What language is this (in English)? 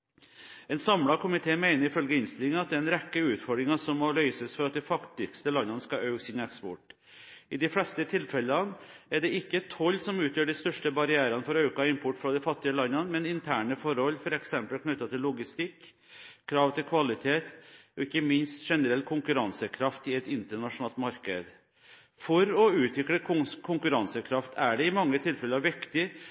Norwegian Bokmål